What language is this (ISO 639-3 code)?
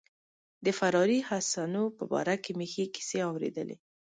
pus